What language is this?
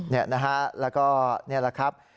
Thai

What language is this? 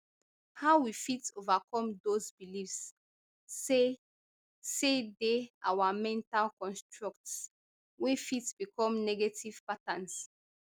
Nigerian Pidgin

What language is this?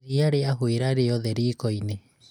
Kikuyu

